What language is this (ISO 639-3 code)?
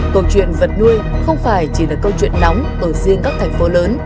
vie